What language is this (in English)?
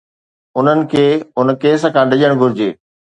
Sindhi